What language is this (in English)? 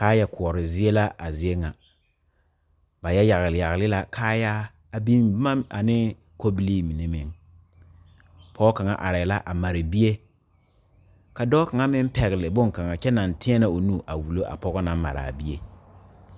Southern Dagaare